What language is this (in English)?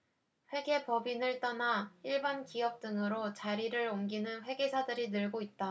Korean